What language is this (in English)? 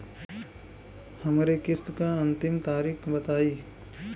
Bhojpuri